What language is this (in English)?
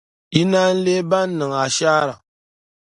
Dagbani